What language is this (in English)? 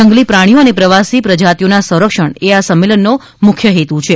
Gujarati